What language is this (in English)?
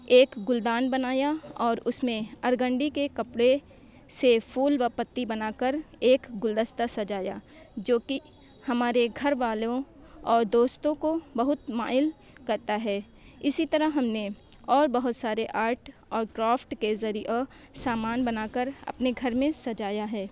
Urdu